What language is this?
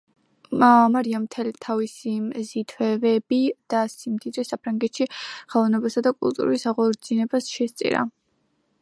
Georgian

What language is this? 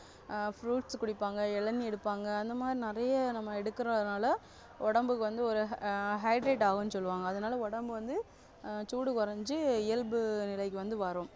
Tamil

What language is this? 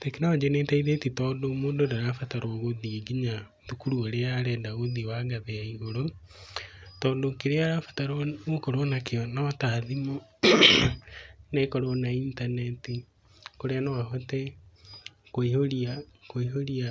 Kikuyu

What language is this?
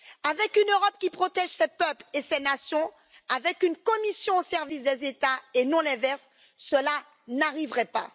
French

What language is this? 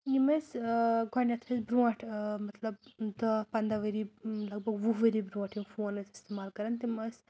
Kashmiri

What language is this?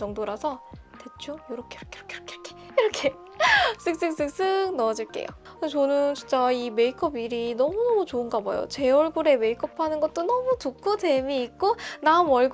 Korean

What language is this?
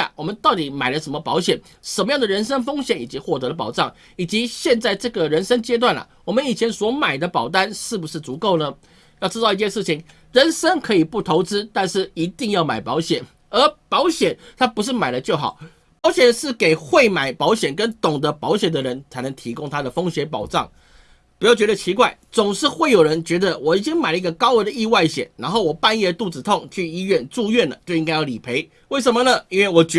Chinese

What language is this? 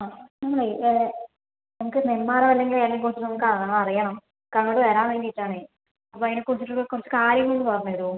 Malayalam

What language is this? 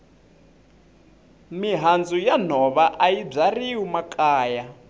Tsonga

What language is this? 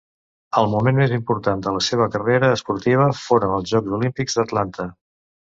Catalan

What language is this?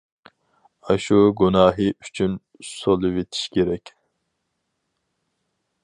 Uyghur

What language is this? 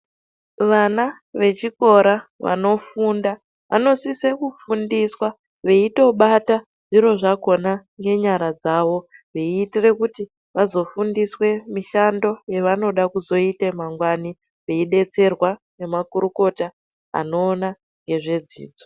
Ndau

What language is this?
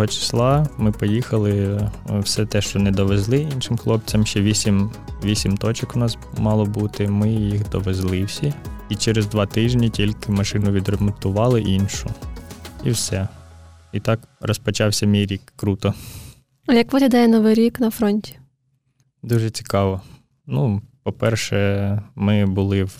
Ukrainian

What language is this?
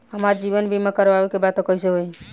Bhojpuri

